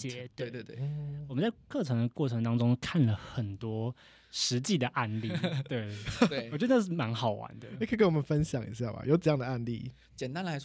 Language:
Chinese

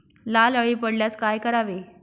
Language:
Marathi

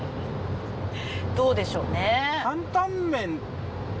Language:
Japanese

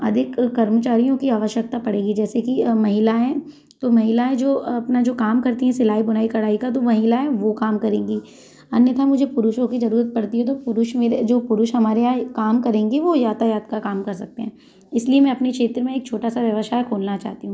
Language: Hindi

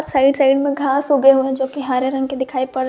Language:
Hindi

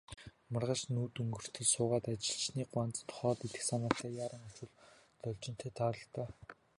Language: Mongolian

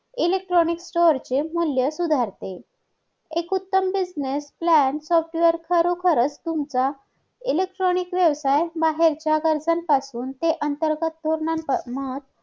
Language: Marathi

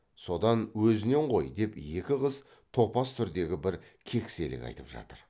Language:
Kazakh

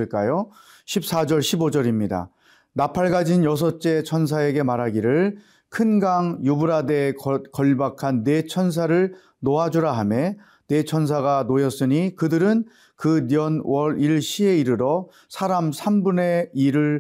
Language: Korean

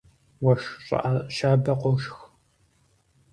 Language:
Kabardian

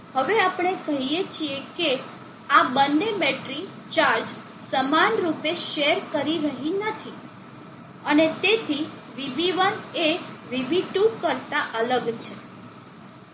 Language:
Gujarati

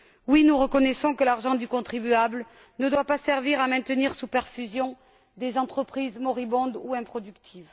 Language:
French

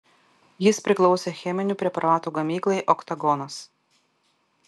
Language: Lithuanian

